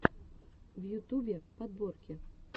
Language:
Russian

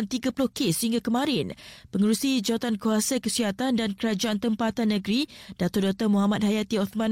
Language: Malay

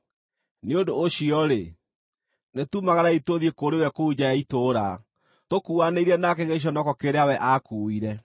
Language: Kikuyu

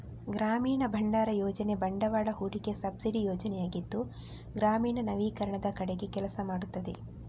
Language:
Kannada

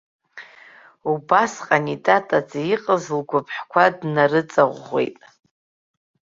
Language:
Abkhazian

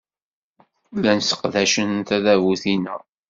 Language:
Kabyle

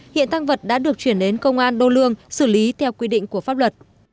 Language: Vietnamese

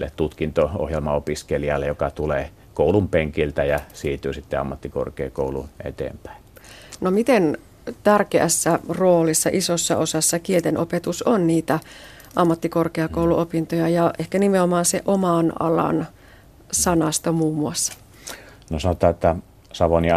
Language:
Finnish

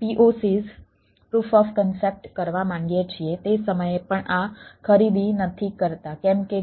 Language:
Gujarati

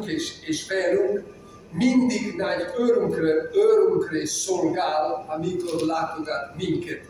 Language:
Hungarian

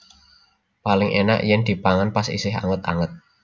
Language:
Javanese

